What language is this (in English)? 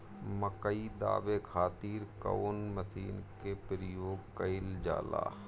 Bhojpuri